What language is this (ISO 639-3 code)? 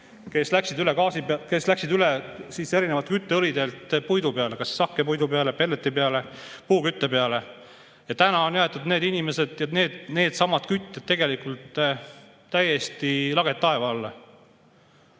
est